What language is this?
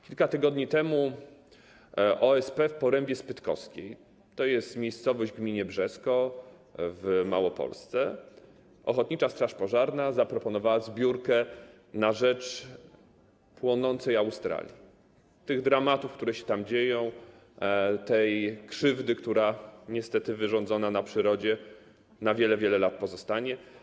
Polish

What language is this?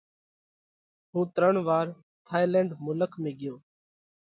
Parkari Koli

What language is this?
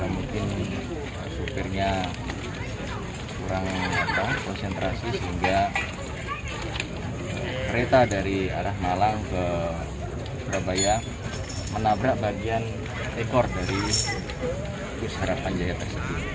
Indonesian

